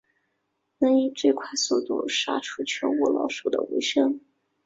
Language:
Chinese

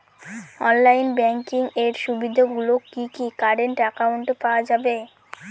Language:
Bangla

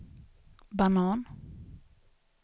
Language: Swedish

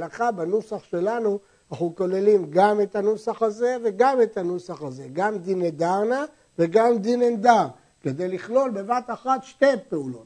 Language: Hebrew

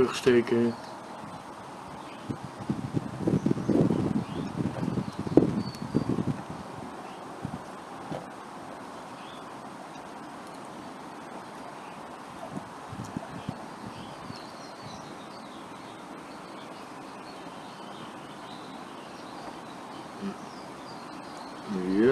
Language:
Dutch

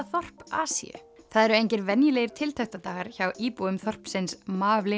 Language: Icelandic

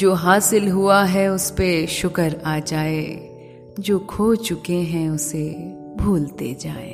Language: Urdu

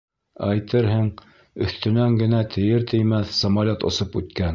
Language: Bashkir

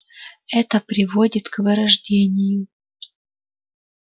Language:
Russian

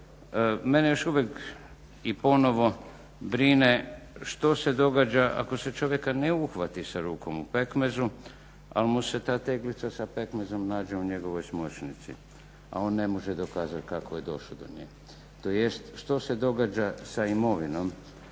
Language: Croatian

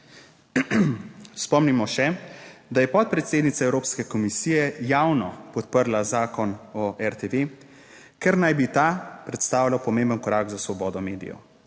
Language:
Slovenian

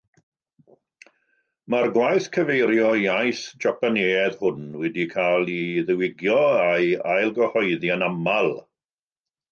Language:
Welsh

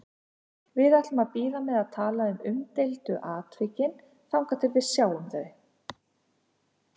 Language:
Icelandic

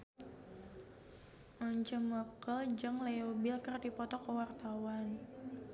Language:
Sundanese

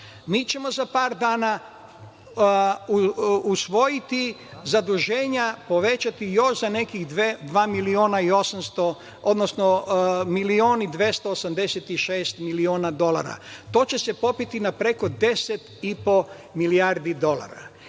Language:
Serbian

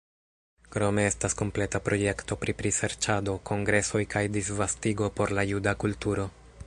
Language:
Esperanto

